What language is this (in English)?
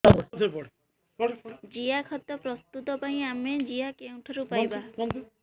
Odia